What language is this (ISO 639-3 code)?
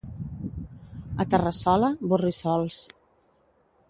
cat